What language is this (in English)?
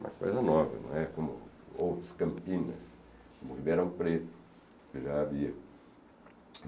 Portuguese